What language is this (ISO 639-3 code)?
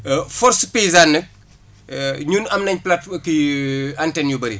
wol